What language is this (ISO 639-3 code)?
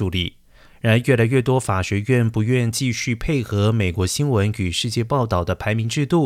zho